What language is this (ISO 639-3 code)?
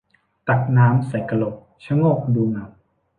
tha